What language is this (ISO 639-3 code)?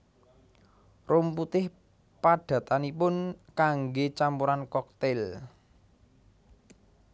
jav